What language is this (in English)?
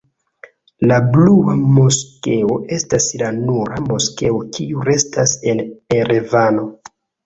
Esperanto